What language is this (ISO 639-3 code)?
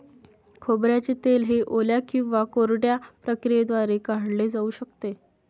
mar